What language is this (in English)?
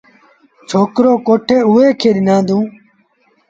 Sindhi Bhil